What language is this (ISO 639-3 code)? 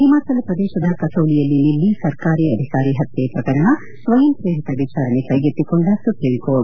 kan